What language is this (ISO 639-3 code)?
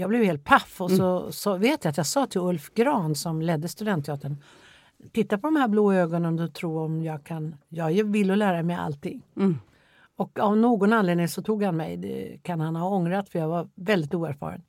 swe